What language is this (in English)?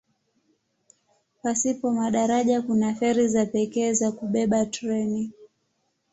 Swahili